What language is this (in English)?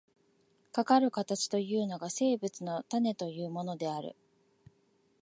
Japanese